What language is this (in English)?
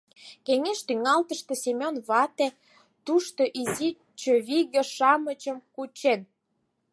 Mari